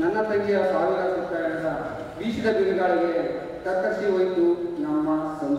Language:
Arabic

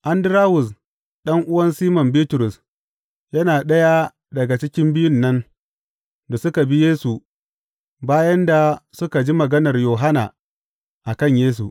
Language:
Hausa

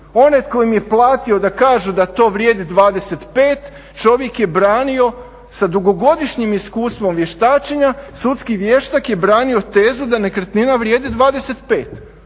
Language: Croatian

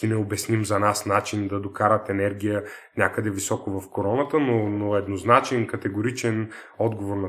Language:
Bulgarian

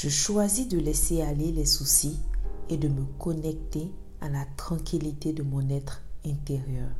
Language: French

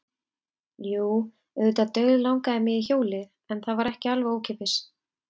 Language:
Icelandic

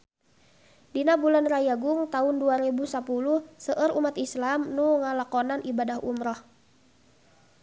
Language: Sundanese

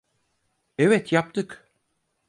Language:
Turkish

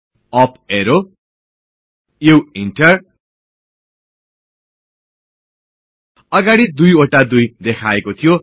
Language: Nepali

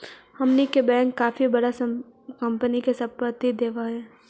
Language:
Magahi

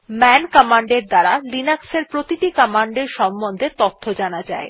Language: Bangla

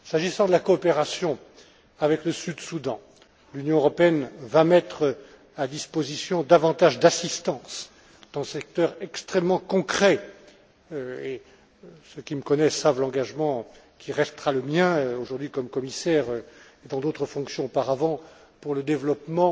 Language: French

